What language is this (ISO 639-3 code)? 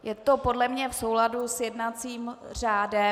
ces